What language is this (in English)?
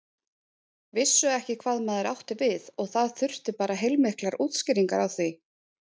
Icelandic